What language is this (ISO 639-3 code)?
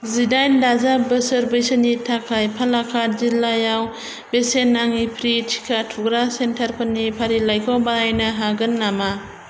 brx